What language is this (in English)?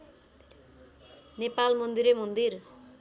Nepali